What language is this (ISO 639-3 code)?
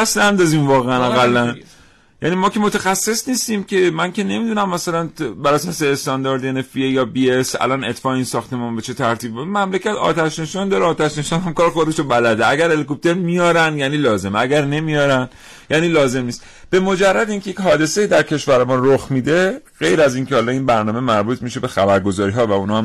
fas